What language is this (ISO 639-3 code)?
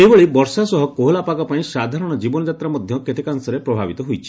ori